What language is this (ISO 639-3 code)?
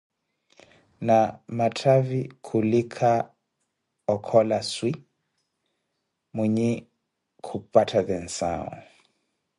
eko